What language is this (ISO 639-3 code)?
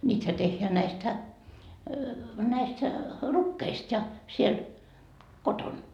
fin